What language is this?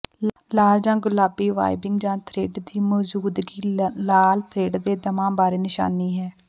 Punjabi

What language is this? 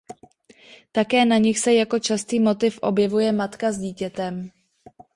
Czech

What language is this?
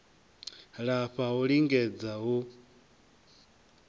Venda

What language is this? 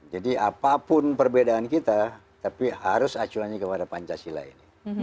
Indonesian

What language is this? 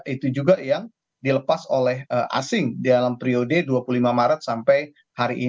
Indonesian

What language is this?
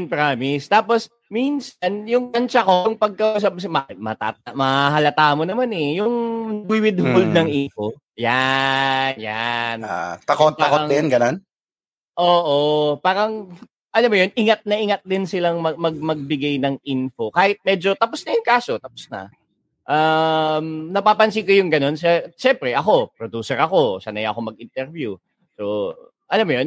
Filipino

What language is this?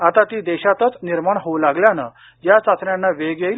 Marathi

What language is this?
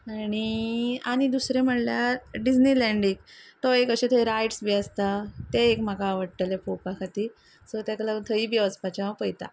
Konkani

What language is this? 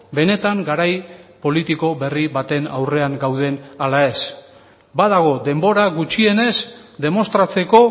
Basque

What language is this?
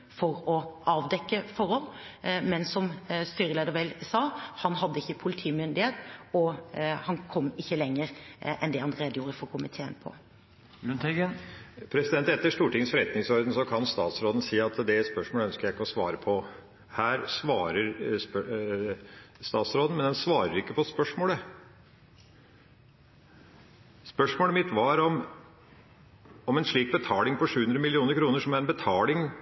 Norwegian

